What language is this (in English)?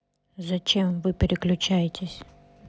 Russian